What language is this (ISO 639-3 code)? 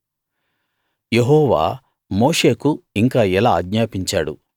tel